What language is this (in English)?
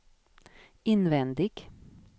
Swedish